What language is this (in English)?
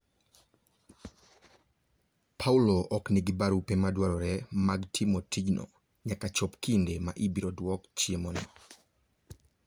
Luo (Kenya and Tanzania)